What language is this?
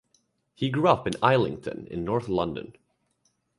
English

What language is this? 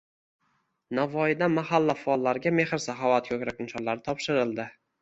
Uzbek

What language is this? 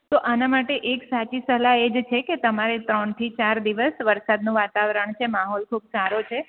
Gujarati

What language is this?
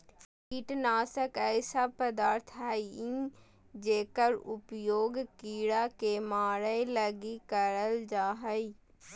Magahi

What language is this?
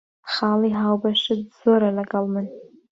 Central Kurdish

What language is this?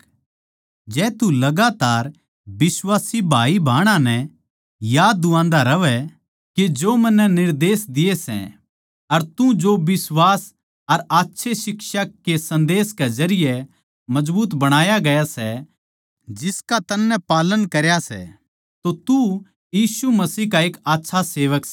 Haryanvi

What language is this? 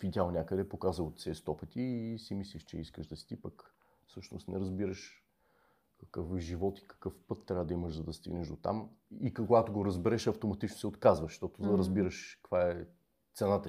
Bulgarian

